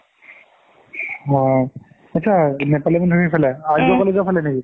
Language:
Assamese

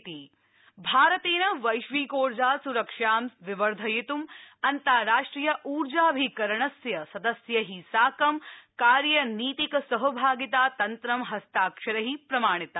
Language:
Sanskrit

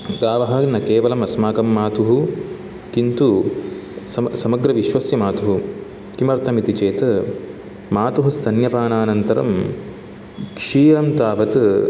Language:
Sanskrit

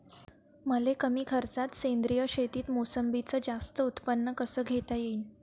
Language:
Marathi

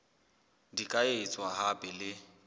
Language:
Southern Sotho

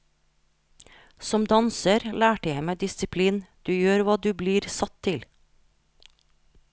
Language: Norwegian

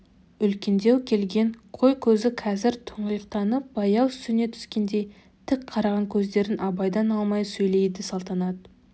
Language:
Kazakh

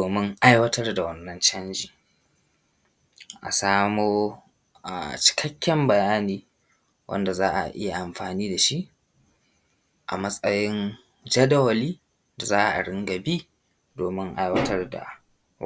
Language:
Hausa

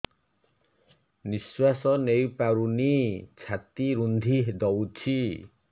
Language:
Odia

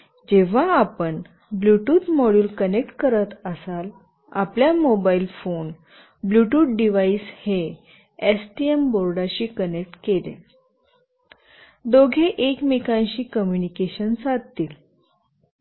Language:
Marathi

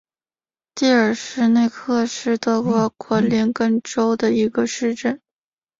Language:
Chinese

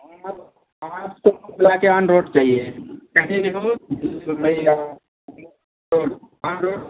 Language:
Hindi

